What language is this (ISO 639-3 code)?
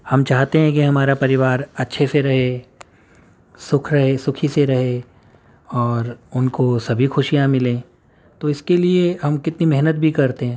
urd